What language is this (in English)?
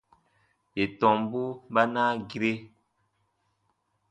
Baatonum